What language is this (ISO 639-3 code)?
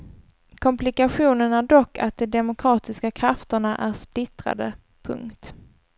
swe